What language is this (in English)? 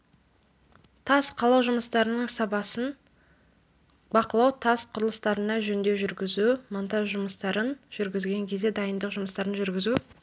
Kazakh